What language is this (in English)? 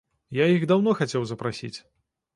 Belarusian